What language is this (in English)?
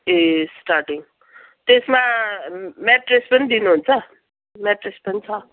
Nepali